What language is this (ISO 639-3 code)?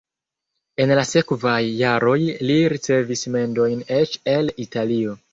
epo